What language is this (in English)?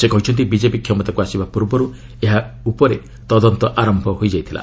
Odia